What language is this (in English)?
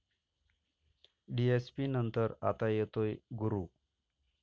Marathi